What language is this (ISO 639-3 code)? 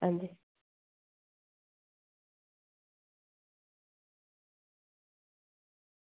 doi